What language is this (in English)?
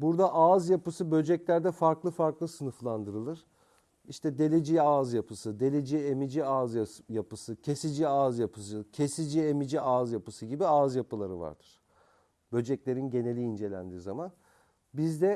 Turkish